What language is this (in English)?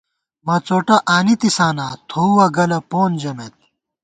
Gawar-Bati